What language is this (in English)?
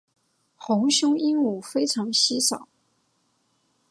Chinese